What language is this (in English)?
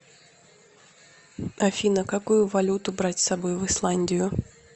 Russian